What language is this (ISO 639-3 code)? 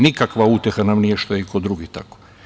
srp